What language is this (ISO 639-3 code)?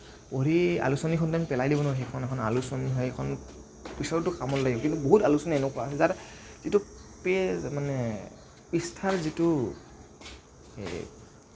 asm